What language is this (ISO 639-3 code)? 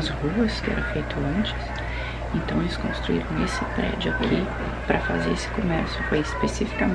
por